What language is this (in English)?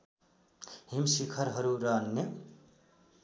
Nepali